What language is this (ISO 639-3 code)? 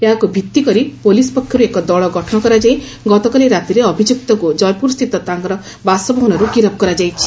ori